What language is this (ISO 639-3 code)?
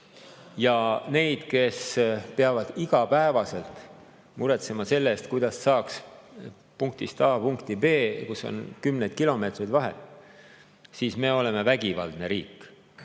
est